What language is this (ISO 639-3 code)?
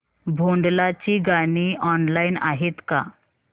mar